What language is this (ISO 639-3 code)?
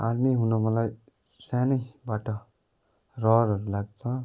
nep